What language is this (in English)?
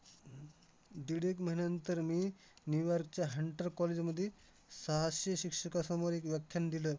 Marathi